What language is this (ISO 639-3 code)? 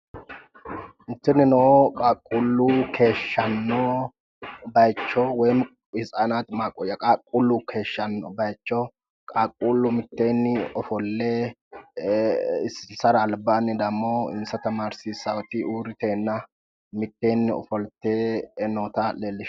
sid